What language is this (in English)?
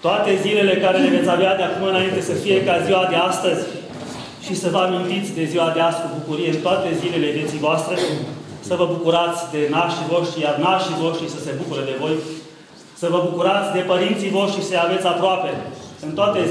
Romanian